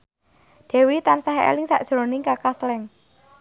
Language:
Javanese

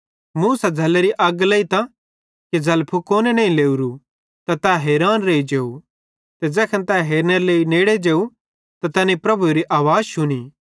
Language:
Bhadrawahi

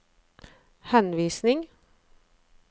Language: Norwegian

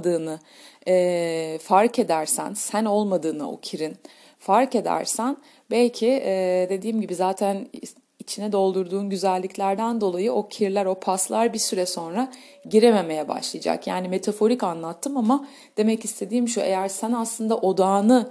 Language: Turkish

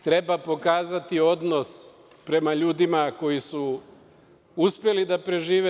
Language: Serbian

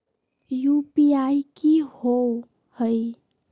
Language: Magahi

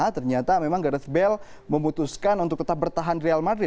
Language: Indonesian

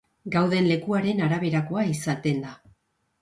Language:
Basque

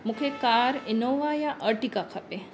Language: Sindhi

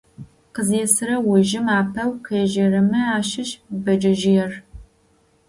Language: Adyghe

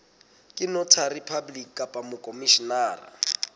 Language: Southern Sotho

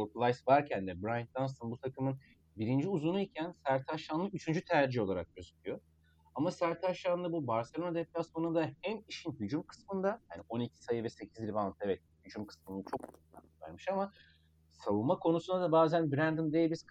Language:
Turkish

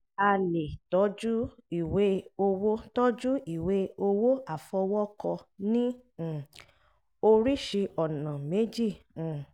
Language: Yoruba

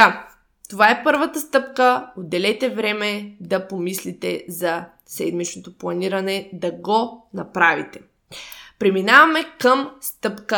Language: Bulgarian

